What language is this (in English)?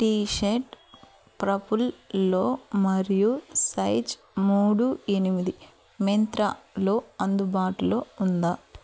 Telugu